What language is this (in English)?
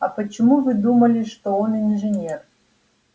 Russian